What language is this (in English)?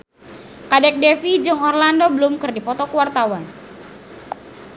Sundanese